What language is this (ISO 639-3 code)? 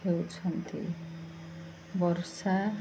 ori